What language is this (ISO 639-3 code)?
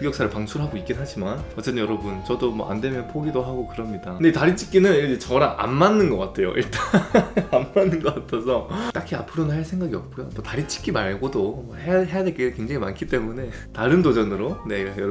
kor